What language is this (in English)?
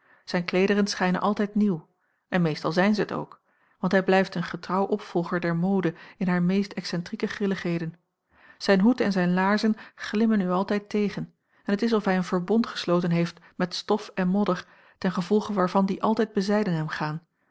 Dutch